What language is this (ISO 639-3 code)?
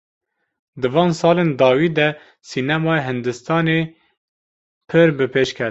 kur